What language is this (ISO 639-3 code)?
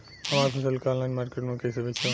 bho